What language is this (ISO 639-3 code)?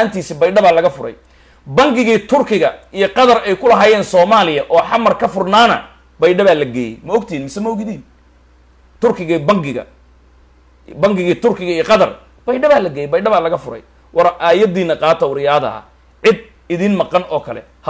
ara